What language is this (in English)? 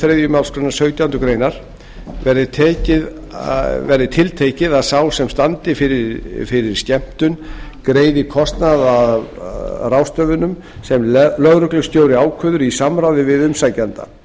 Icelandic